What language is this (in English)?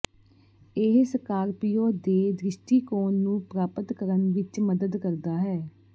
Punjabi